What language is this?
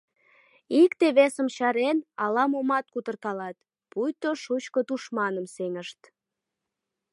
Mari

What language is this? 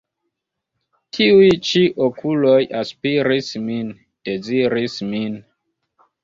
Esperanto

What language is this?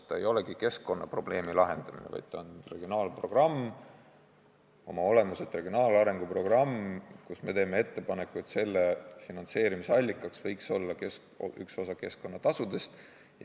Estonian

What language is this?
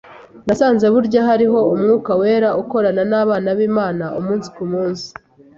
Kinyarwanda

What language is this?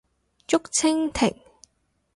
Cantonese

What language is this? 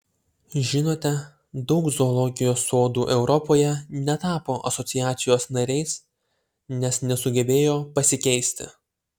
Lithuanian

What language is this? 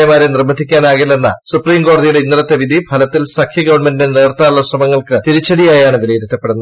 Malayalam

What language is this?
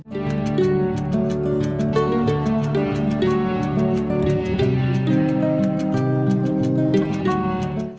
Vietnamese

